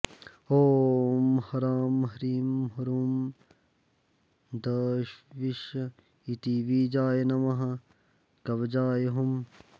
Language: Sanskrit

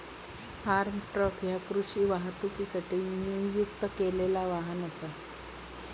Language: Marathi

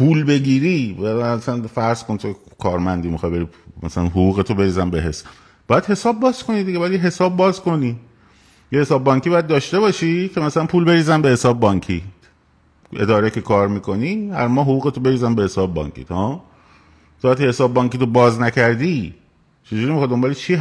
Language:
Persian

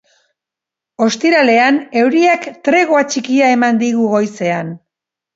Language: Basque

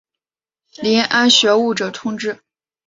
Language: Chinese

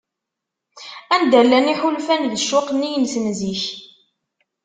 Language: Kabyle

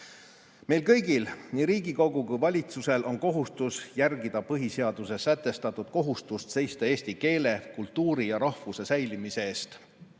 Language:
Estonian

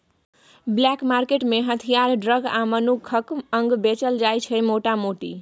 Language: Maithili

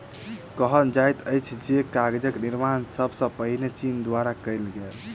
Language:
Maithili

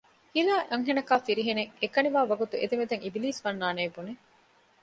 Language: Divehi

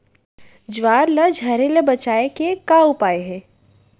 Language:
Chhattisgarhi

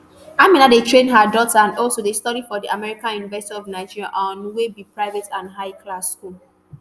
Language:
Nigerian Pidgin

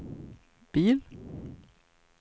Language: Swedish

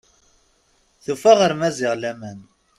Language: Kabyle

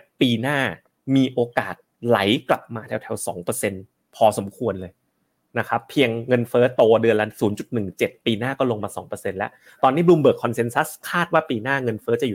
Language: Thai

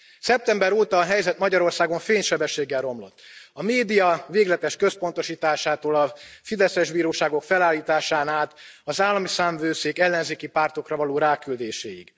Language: Hungarian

